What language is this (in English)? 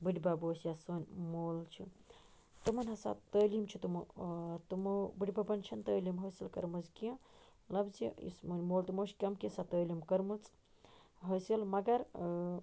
Kashmiri